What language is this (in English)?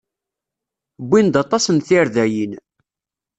Kabyle